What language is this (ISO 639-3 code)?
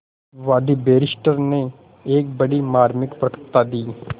hin